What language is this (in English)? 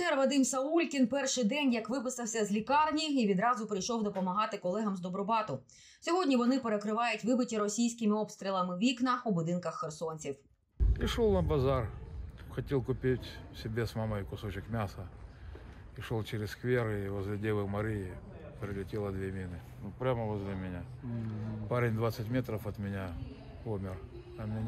Ukrainian